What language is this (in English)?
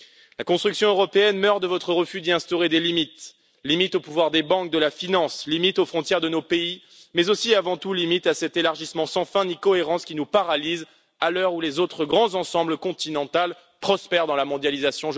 French